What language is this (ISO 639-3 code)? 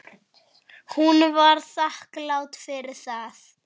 isl